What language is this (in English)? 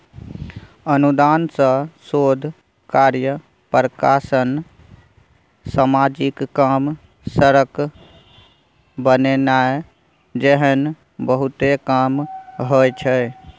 Maithili